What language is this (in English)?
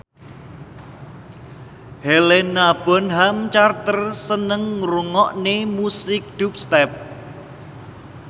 Javanese